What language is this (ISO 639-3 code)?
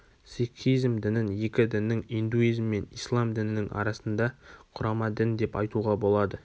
kaz